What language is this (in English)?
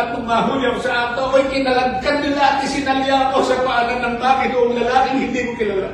Filipino